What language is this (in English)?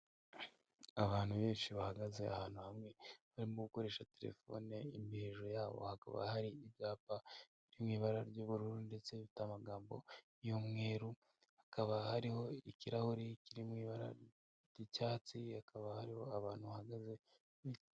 Kinyarwanda